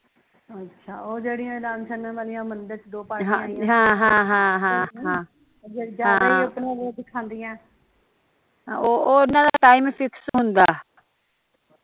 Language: Punjabi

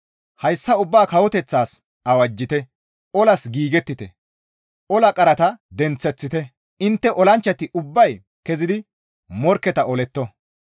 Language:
Gamo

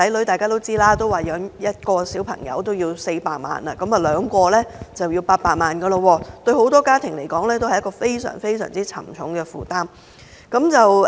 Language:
Cantonese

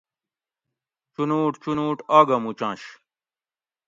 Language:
Gawri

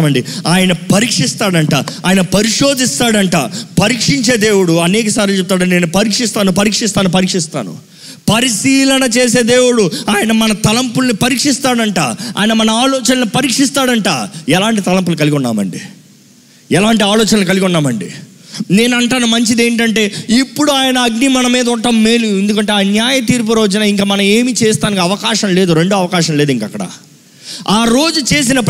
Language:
Telugu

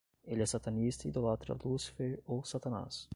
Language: Portuguese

